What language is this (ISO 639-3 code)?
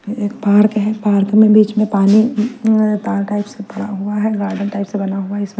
hin